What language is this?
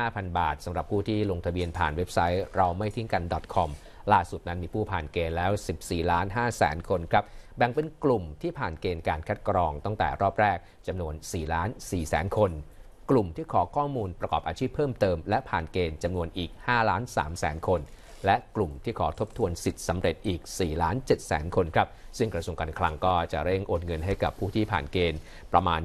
Thai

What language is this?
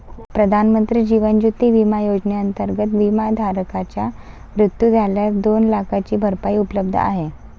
Marathi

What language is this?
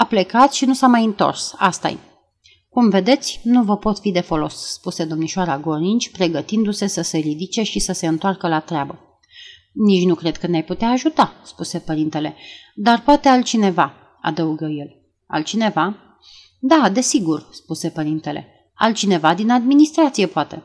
Romanian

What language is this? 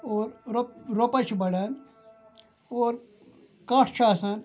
Kashmiri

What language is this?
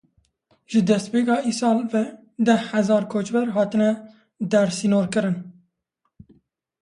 Kurdish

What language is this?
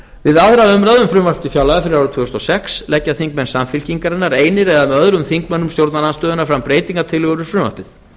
Icelandic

